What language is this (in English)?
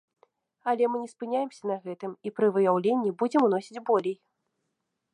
Belarusian